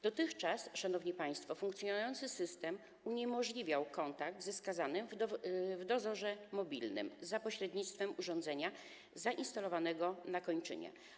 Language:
Polish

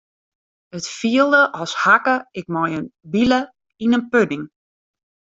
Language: Western Frisian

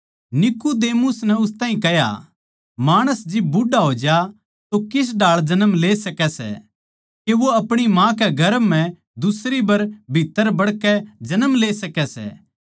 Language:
Haryanvi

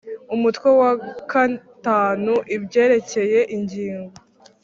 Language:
Kinyarwanda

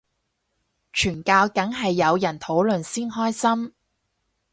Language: Cantonese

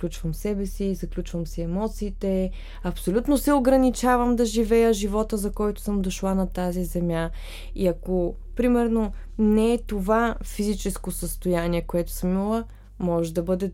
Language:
Bulgarian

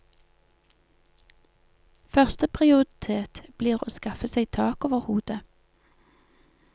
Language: Norwegian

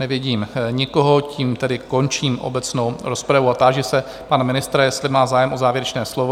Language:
Czech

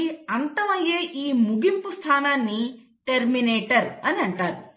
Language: Telugu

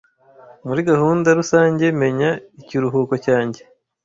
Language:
Kinyarwanda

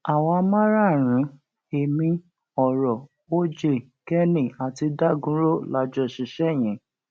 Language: Yoruba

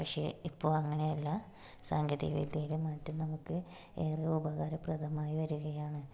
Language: Malayalam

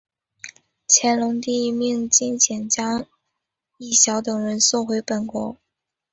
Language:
Chinese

